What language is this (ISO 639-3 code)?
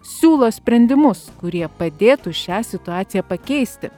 lit